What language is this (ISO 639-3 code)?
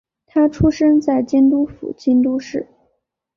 zho